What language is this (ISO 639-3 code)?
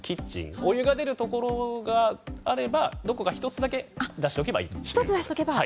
jpn